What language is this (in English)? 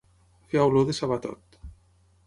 Catalan